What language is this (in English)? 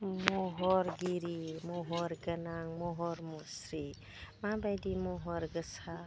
Bodo